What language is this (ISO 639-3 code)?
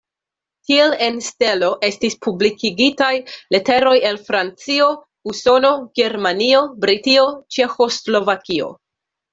epo